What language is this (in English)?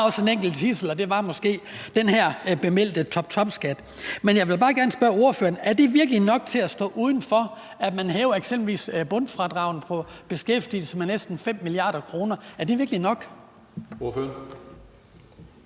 Danish